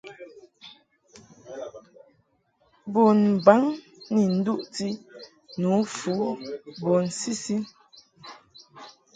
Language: Mungaka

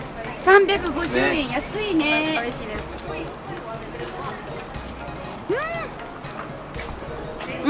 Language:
Japanese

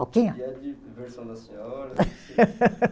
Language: Portuguese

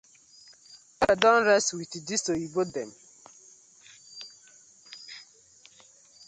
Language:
Nigerian Pidgin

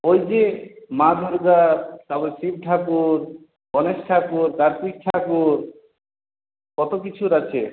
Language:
Bangla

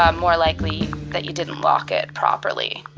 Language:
English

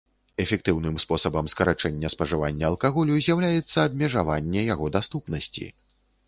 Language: Belarusian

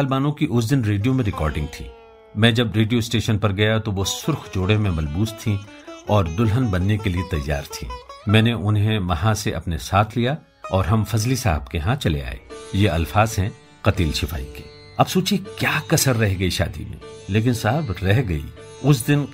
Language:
Hindi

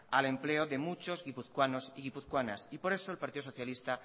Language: Spanish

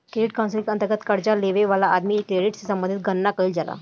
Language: Bhojpuri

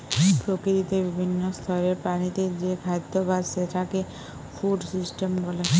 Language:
Bangla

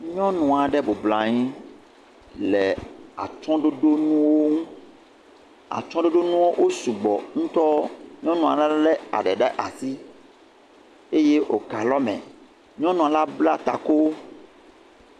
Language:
Ewe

